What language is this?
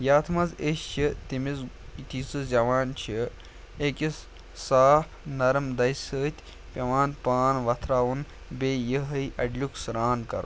Kashmiri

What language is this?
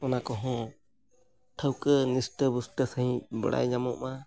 Santali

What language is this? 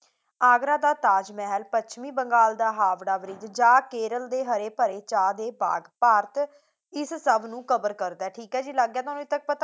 Punjabi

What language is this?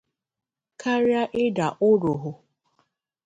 Igbo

